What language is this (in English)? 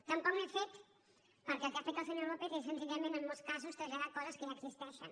Catalan